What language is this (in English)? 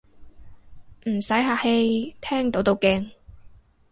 Cantonese